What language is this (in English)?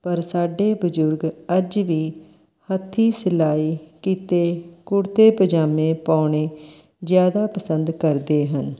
Punjabi